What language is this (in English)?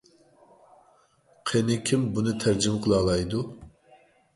Uyghur